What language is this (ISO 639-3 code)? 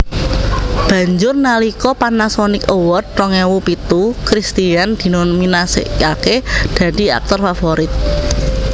jav